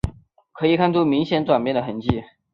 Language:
Chinese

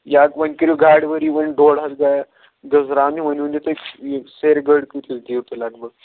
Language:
Kashmiri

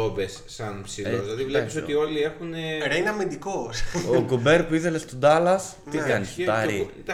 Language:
Greek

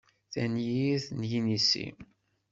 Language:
Kabyle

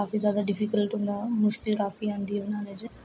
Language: Dogri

